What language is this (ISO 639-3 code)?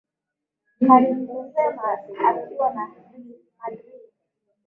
swa